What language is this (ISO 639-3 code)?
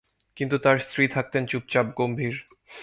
ben